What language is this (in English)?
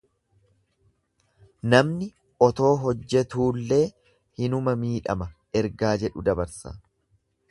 Oromo